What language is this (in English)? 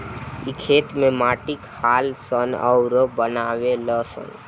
Bhojpuri